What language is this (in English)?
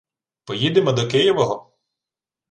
Ukrainian